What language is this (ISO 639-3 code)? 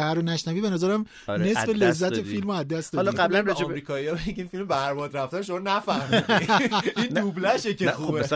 fas